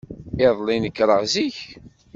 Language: Kabyle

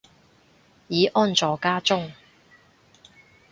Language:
Cantonese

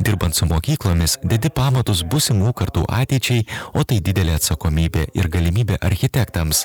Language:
Lithuanian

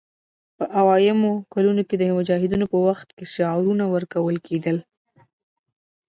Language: Pashto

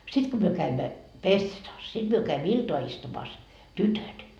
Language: Finnish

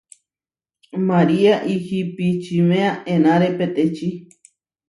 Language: Huarijio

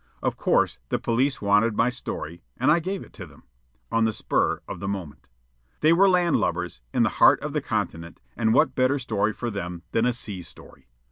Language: English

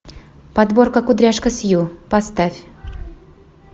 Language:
Russian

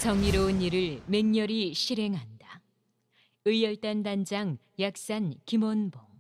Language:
Korean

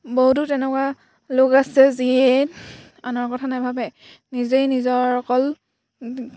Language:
Assamese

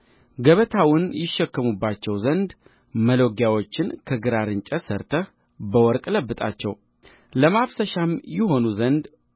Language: Amharic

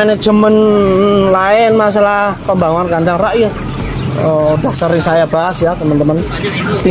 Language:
Indonesian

